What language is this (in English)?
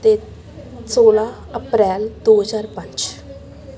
Punjabi